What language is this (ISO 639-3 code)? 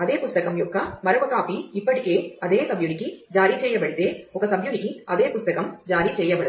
tel